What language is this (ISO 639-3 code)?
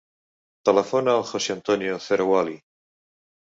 cat